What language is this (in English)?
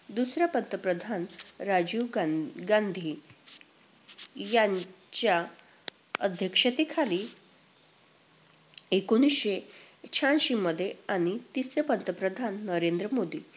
Marathi